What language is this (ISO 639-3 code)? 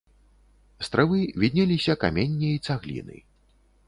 bel